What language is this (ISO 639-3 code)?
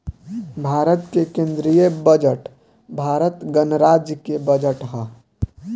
bho